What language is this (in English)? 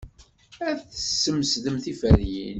Kabyle